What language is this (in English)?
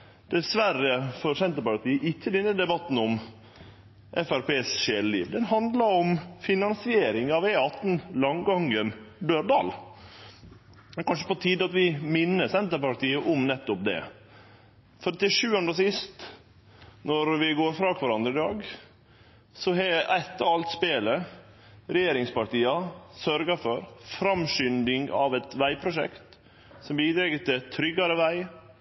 Norwegian Nynorsk